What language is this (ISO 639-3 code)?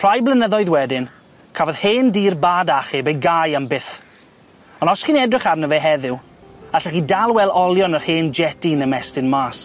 cym